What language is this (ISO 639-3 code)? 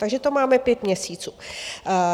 ces